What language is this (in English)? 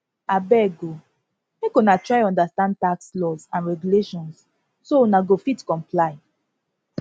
Nigerian Pidgin